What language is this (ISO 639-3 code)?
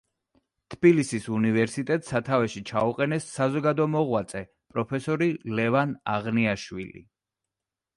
kat